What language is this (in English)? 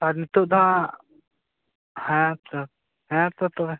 Santali